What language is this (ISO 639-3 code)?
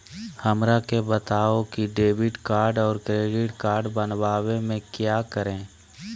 mag